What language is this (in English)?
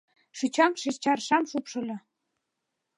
Mari